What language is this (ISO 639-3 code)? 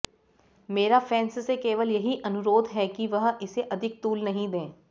hin